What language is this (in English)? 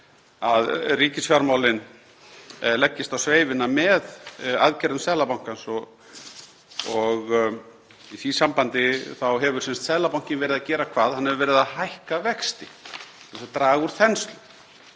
Icelandic